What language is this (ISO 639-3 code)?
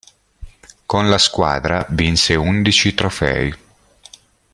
ita